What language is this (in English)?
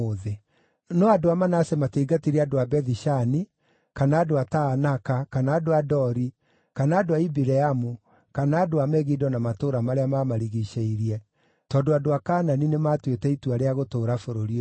Kikuyu